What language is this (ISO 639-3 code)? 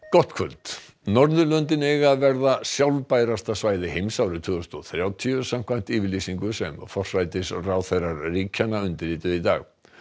isl